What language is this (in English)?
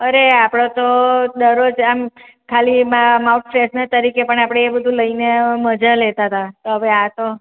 Gujarati